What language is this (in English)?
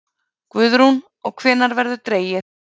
Icelandic